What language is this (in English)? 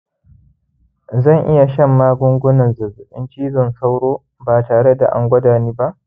Hausa